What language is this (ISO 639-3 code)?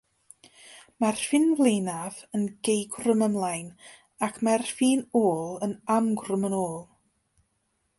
cym